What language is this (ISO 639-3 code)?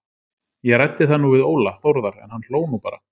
isl